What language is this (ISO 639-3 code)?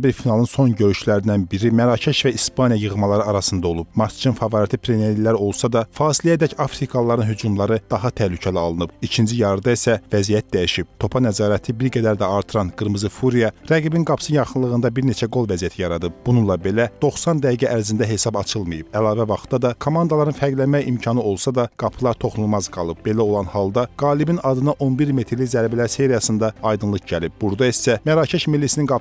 tur